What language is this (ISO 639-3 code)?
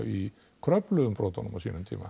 isl